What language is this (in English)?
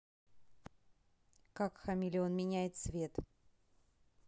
Russian